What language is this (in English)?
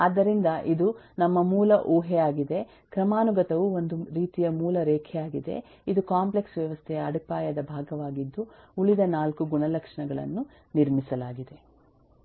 Kannada